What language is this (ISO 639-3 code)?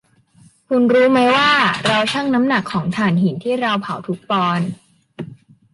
tha